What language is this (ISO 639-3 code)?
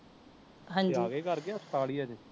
pan